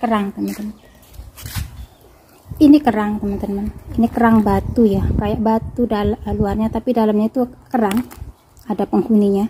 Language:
Indonesian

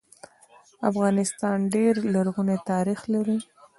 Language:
Pashto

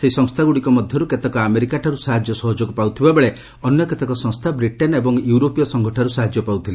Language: Odia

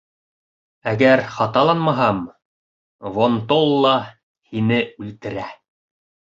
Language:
Bashkir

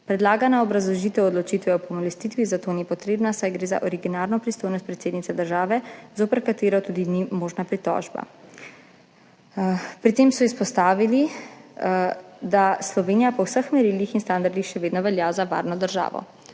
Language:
Slovenian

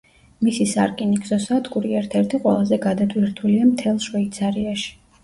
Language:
Georgian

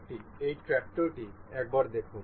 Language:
Bangla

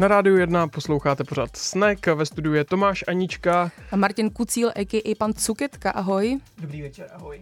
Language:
Czech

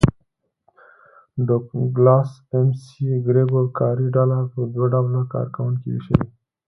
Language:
Pashto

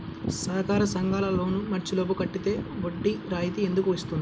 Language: Telugu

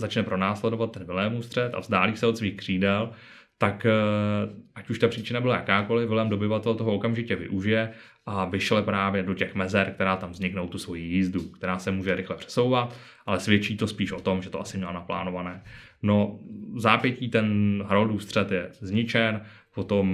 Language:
Czech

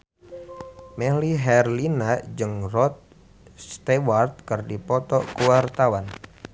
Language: Sundanese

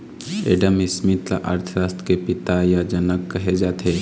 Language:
Chhattisgarhi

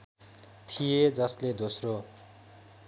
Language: Nepali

